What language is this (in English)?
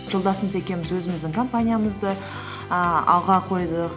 Kazakh